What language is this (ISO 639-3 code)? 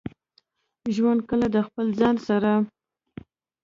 pus